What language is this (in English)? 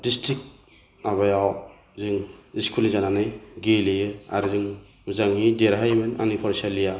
Bodo